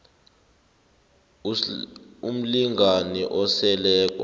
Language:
South Ndebele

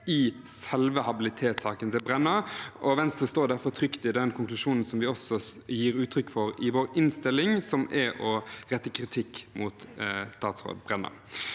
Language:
Norwegian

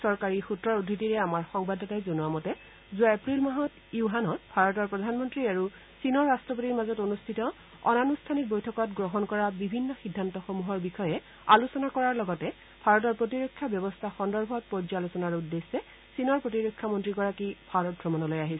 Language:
Assamese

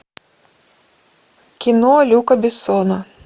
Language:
Russian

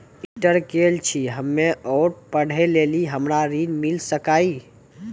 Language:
Maithili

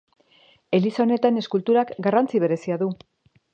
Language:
Basque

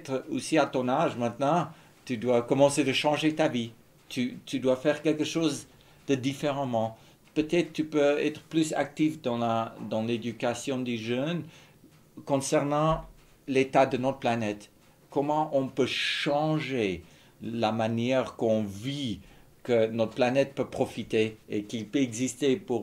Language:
French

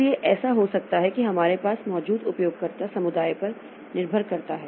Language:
Hindi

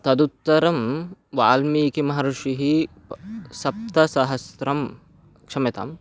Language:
Sanskrit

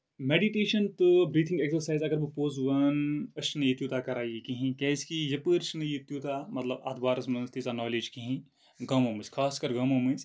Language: Kashmiri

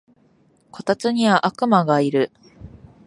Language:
Japanese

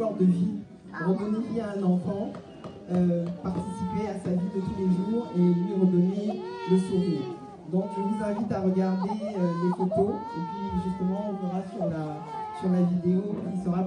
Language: French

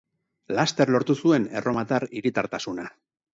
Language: Basque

